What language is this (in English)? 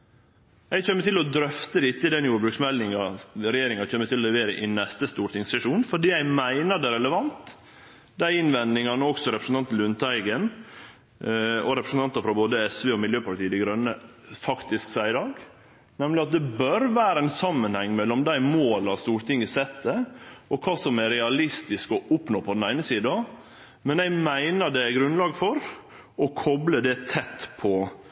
Norwegian Nynorsk